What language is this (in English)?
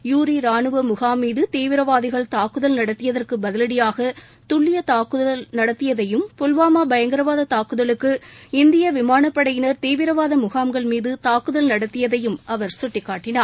Tamil